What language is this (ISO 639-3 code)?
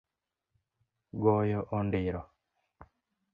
luo